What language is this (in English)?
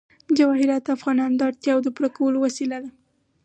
Pashto